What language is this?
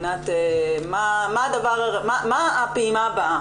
Hebrew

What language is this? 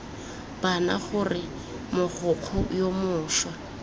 Tswana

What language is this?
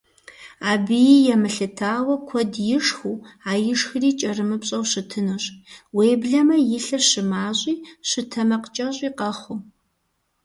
Kabardian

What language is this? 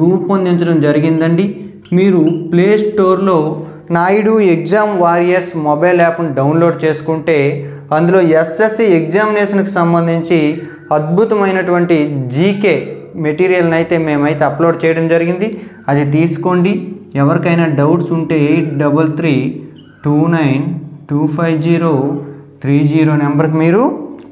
Telugu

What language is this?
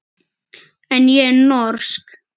Icelandic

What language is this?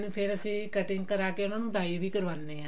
Punjabi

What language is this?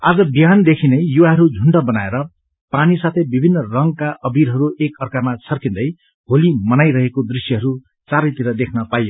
Nepali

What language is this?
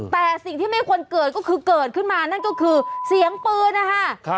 Thai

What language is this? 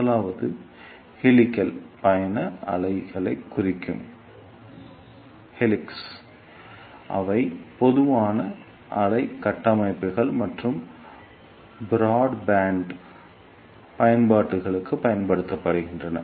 Tamil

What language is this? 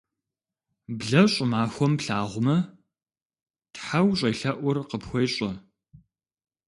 Kabardian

